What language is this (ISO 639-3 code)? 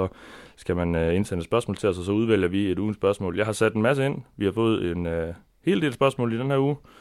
dan